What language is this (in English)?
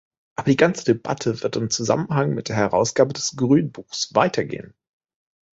German